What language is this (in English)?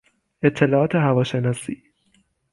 Persian